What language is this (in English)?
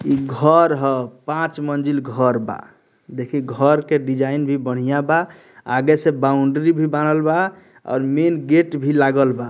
Bhojpuri